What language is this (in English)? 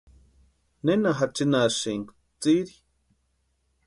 Western Highland Purepecha